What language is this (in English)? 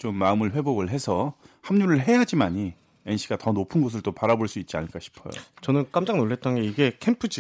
Korean